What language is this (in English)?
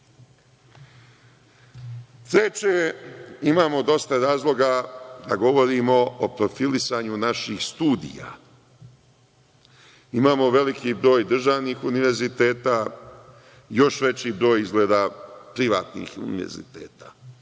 Serbian